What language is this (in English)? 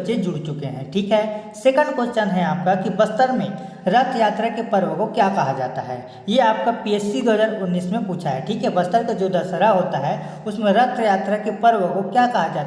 Hindi